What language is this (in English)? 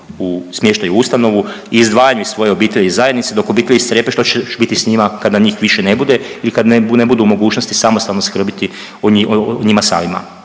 Croatian